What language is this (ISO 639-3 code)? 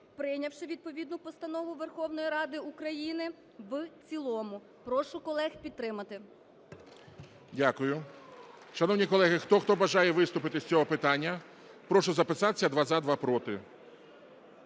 ukr